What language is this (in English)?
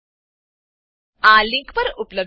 Gujarati